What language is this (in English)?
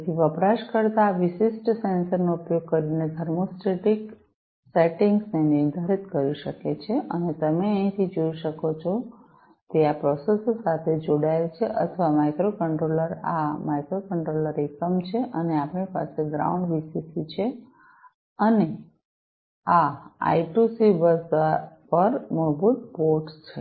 Gujarati